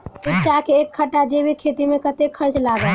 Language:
Maithili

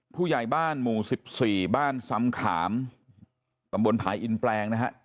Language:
Thai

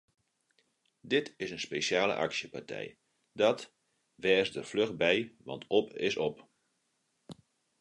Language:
Western Frisian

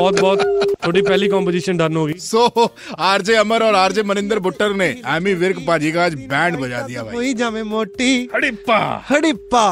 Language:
Punjabi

